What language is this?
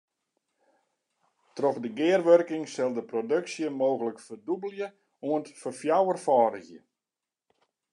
Western Frisian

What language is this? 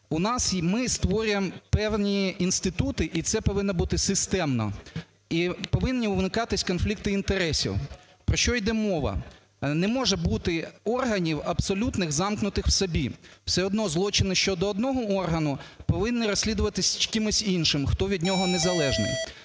Ukrainian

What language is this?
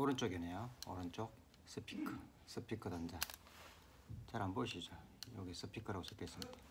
Korean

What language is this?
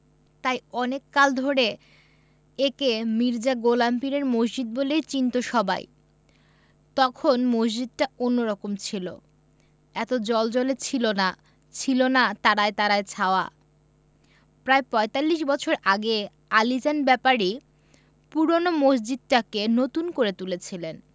Bangla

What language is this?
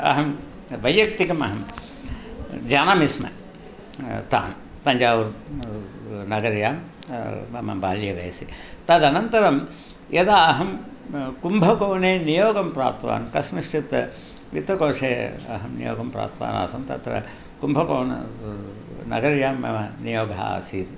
Sanskrit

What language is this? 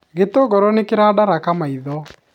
Kikuyu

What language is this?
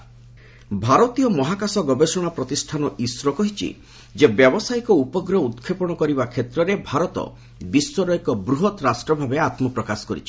Odia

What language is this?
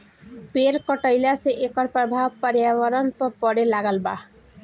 Bhojpuri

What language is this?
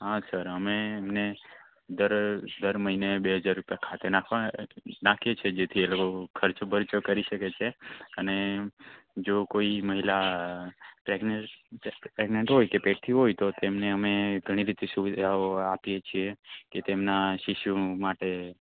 Gujarati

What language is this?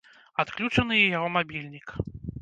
Belarusian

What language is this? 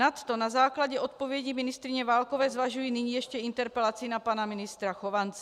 Czech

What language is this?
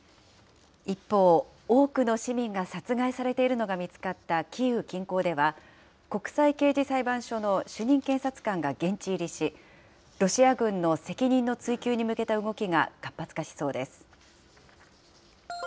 Japanese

